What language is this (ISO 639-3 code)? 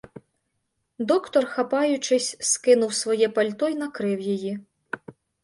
ukr